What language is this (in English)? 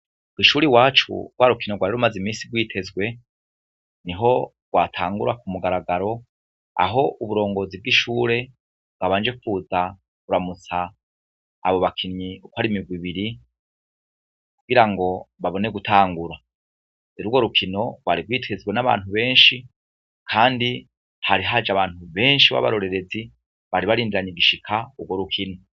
Rundi